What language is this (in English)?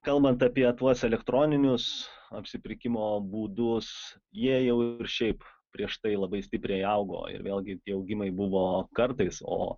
Lithuanian